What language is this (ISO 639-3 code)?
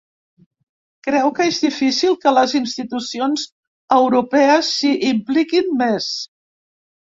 cat